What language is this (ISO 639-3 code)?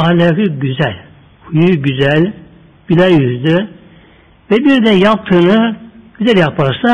tur